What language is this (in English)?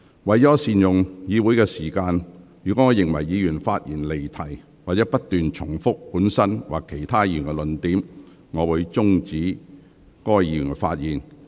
Cantonese